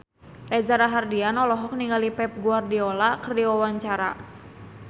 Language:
Sundanese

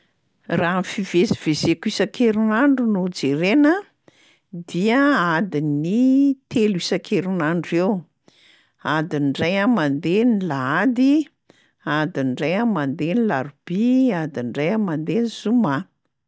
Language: Malagasy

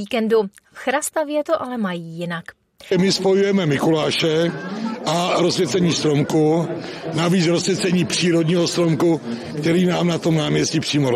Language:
Czech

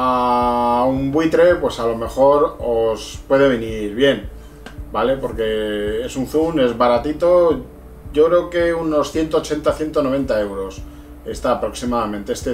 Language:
Spanish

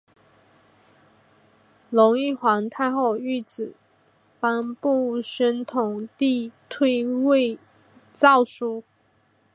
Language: Chinese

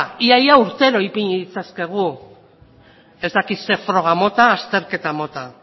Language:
Basque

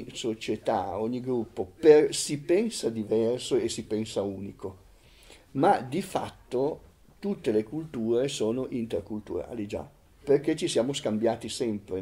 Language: Italian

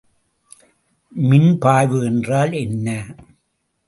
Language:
Tamil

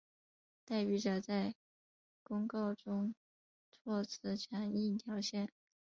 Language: Chinese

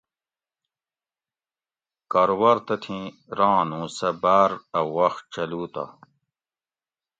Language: Gawri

